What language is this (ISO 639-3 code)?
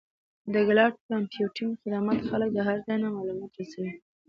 pus